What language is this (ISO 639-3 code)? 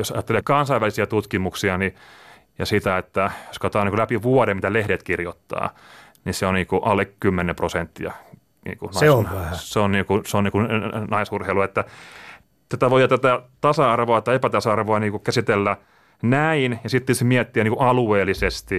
fin